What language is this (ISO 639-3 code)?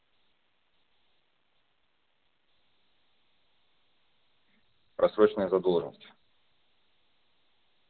rus